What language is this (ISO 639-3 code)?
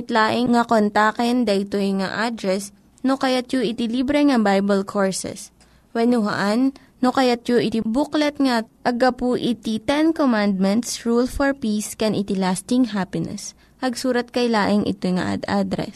fil